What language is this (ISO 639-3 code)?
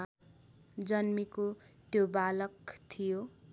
nep